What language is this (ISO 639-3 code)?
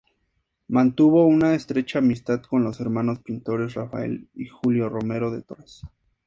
spa